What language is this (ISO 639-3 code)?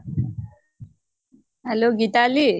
asm